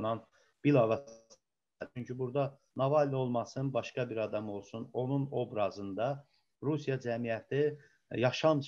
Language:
Turkish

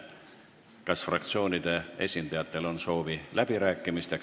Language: Estonian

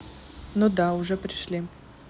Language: Russian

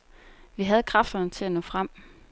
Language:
Danish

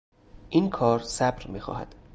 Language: Persian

